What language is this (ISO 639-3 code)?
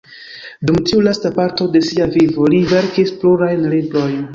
epo